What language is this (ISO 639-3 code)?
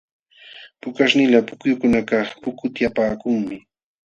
qxw